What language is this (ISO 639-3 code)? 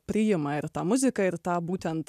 lit